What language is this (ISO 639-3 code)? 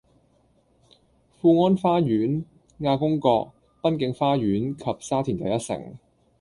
yue